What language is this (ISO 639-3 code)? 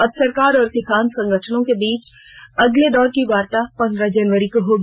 hin